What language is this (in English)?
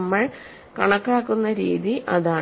Malayalam